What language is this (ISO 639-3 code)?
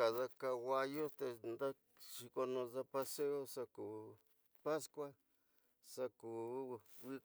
mtx